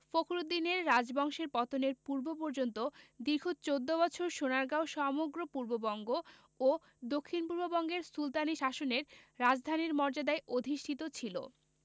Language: Bangla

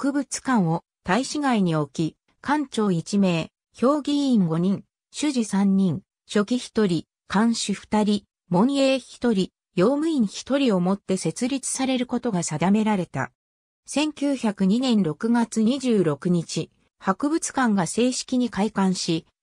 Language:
Japanese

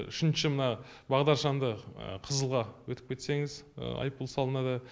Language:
Kazakh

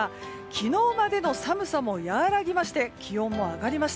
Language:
Japanese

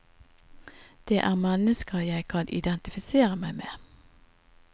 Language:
Norwegian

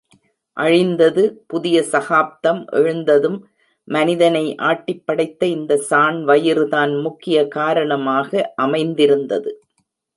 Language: Tamil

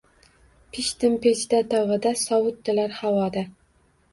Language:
Uzbek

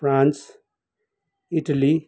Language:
Nepali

